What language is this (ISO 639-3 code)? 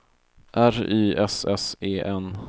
swe